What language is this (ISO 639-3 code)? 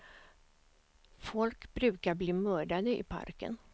swe